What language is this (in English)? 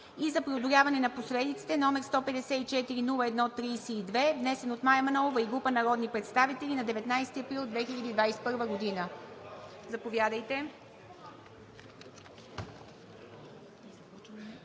Bulgarian